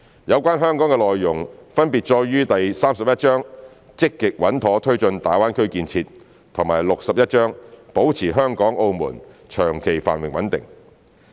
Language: Cantonese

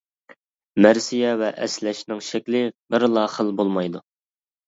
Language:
Uyghur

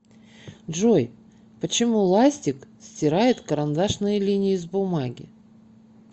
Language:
Russian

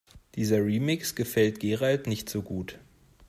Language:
German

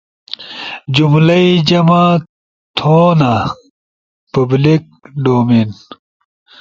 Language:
Ushojo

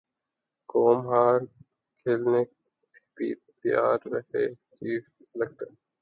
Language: Urdu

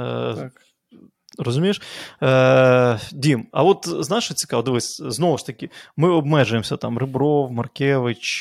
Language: Ukrainian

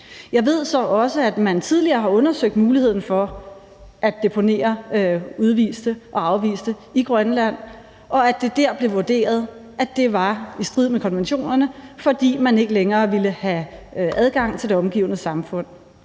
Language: Danish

